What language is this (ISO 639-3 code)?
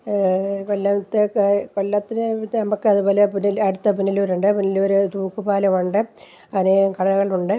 mal